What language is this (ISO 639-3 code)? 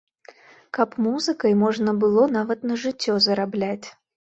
bel